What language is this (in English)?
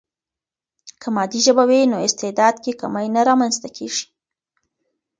Pashto